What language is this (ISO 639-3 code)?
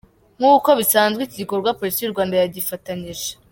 kin